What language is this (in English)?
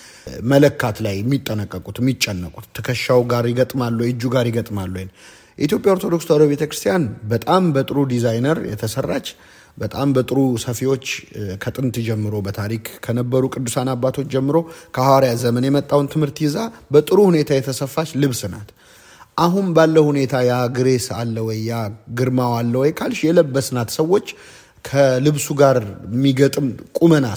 Amharic